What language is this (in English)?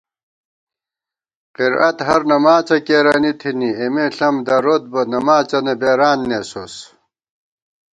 Gawar-Bati